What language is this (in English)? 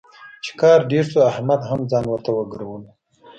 Pashto